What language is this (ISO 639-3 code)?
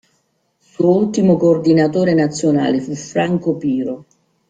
ita